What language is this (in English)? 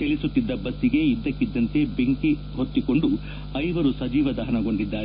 Kannada